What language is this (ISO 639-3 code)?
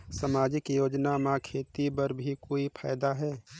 hne